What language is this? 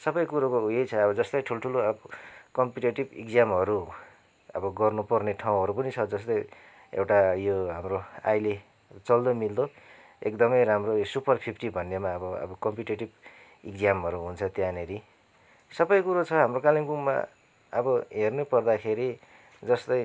Nepali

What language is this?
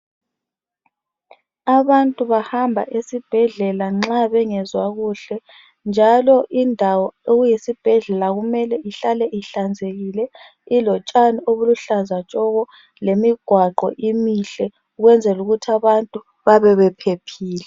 North Ndebele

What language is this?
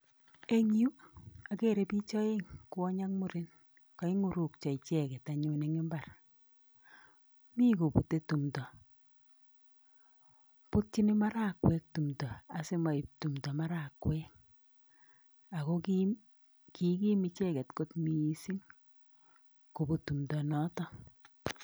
Kalenjin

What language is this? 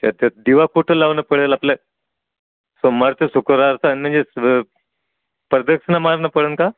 Marathi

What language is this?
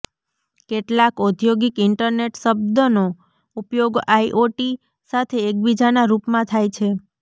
Gujarati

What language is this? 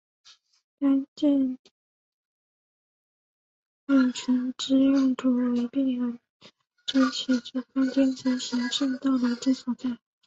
Chinese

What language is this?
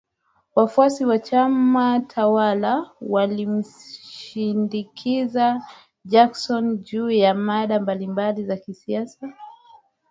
Swahili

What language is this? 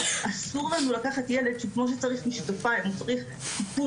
Hebrew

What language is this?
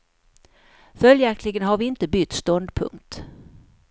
Swedish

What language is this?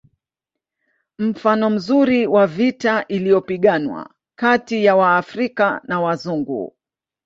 Swahili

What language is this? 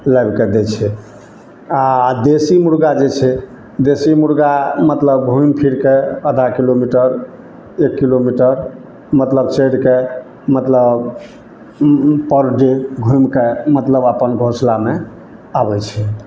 Maithili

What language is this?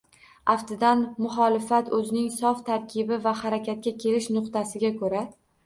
Uzbek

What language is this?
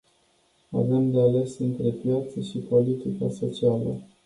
Romanian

